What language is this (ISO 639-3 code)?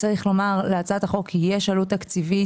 heb